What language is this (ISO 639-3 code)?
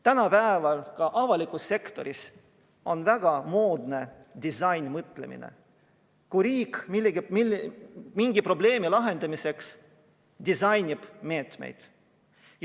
est